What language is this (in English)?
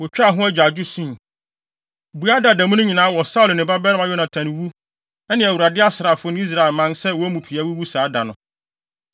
Akan